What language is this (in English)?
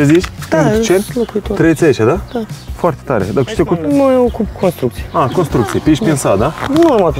Romanian